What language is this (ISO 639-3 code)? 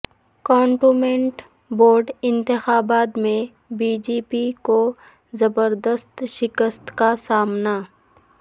urd